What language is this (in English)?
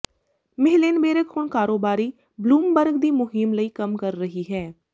Punjabi